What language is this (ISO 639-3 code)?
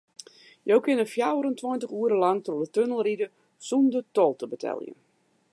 fry